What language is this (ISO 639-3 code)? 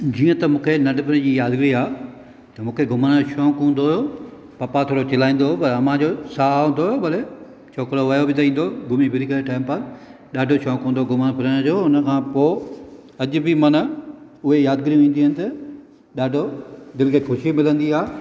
snd